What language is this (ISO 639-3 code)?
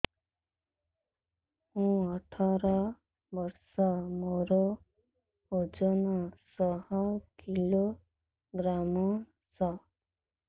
ori